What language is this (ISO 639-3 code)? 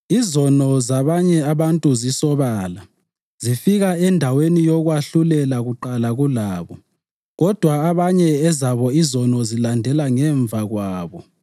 nde